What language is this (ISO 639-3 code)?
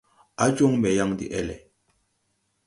tui